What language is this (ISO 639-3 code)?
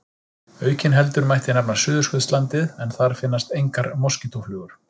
isl